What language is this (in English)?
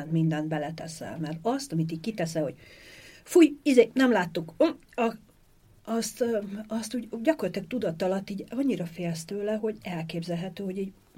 Hungarian